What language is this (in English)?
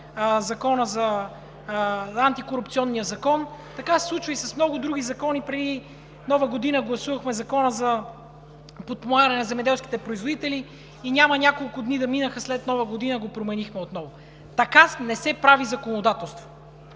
Bulgarian